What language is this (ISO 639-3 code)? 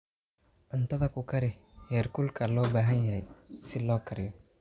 som